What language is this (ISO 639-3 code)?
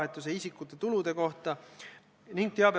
est